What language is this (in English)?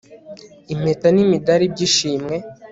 Kinyarwanda